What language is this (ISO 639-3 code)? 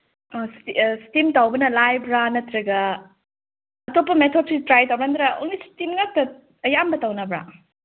mni